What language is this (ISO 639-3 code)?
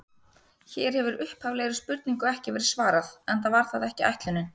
isl